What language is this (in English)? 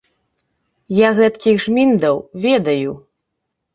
Belarusian